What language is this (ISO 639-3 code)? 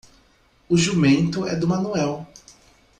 por